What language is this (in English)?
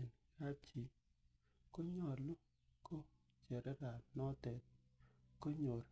Kalenjin